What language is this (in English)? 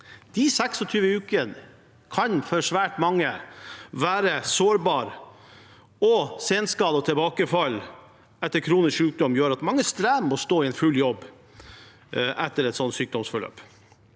Norwegian